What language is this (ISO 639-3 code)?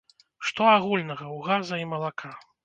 bel